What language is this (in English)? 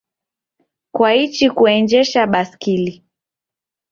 Taita